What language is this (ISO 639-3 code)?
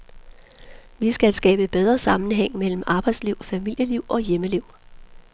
dan